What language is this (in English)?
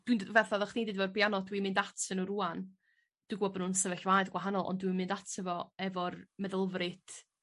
Welsh